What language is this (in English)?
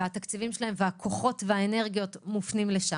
Hebrew